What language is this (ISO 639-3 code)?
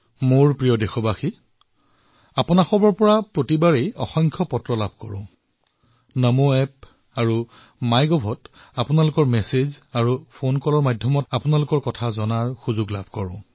asm